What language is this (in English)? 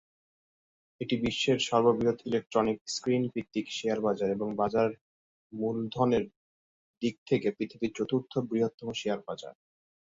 Bangla